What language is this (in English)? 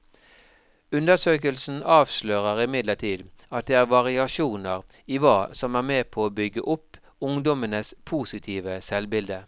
Norwegian